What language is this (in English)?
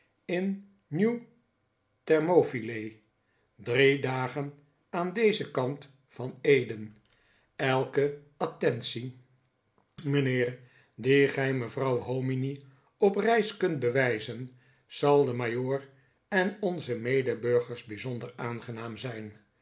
Dutch